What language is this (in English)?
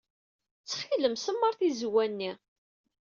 Kabyle